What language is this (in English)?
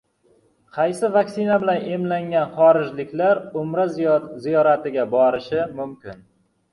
Uzbek